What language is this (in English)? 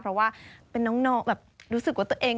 Thai